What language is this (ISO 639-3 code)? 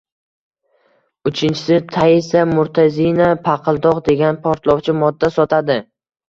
uzb